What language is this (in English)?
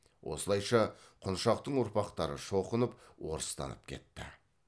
Kazakh